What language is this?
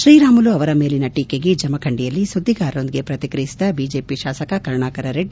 Kannada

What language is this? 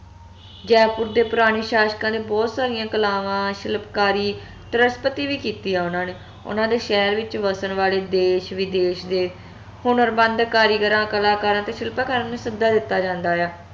Punjabi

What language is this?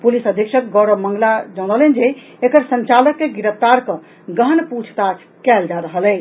Maithili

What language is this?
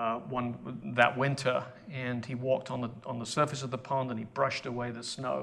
English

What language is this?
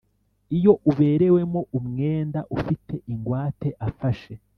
Kinyarwanda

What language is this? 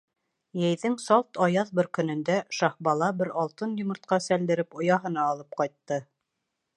Bashkir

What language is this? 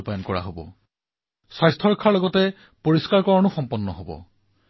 Assamese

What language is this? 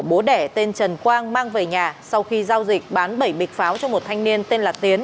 Vietnamese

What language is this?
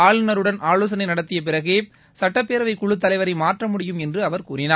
Tamil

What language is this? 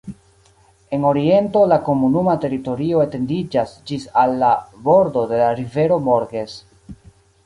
Esperanto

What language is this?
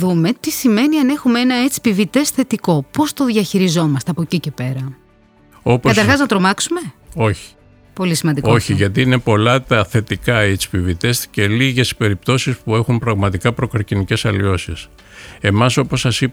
Greek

